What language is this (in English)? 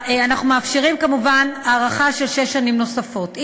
Hebrew